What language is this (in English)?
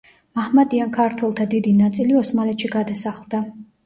Georgian